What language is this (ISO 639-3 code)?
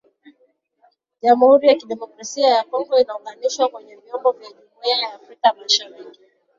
swa